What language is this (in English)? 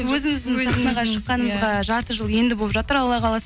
Kazakh